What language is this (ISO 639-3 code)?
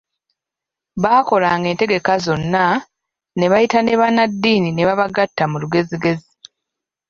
lug